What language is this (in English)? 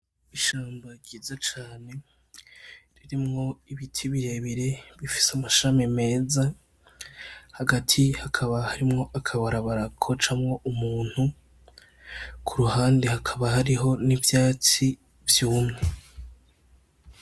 Rundi